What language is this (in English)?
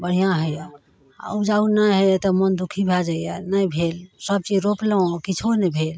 Maithili